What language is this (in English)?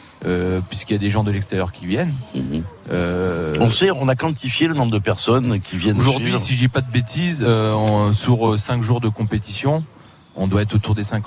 French